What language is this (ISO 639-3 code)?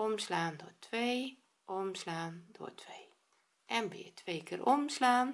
nld